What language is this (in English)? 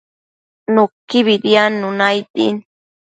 Matsés